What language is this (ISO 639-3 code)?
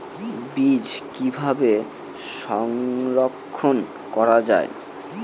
ben